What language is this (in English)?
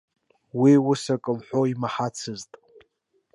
Abkhazian